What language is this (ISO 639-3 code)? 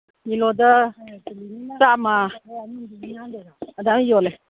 mni